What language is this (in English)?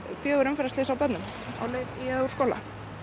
Icelandic